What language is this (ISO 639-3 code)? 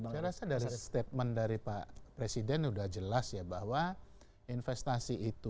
ind